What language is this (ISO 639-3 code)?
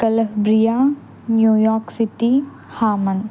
tel